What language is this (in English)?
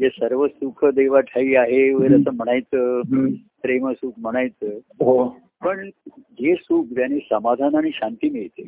Marathi